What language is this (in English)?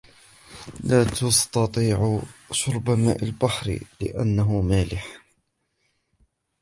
Arabic